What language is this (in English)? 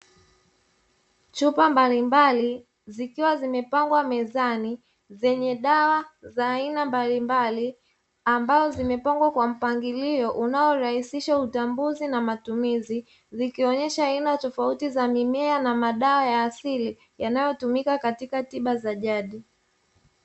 Swahili